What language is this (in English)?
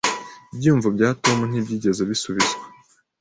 Kinyarwanda